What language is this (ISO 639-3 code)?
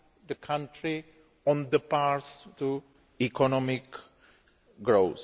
eng